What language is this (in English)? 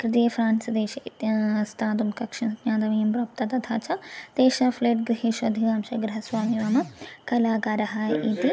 Sanskrit